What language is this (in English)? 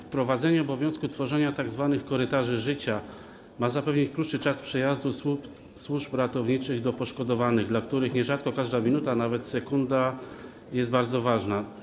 Polish